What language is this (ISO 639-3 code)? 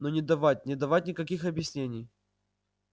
rus